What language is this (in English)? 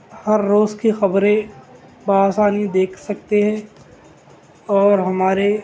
Urdu